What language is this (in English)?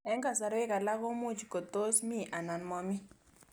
Kalenjin